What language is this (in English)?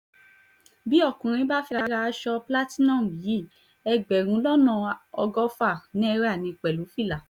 Yoruba